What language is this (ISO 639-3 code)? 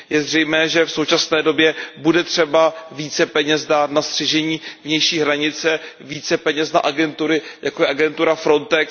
ces